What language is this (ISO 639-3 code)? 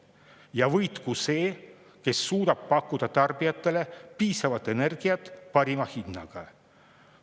est